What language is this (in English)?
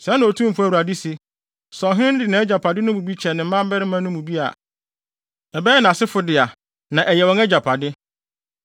Akan